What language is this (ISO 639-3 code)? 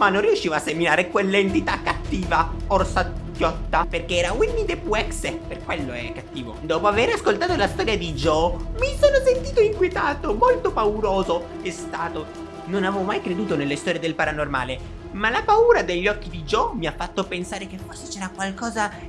ita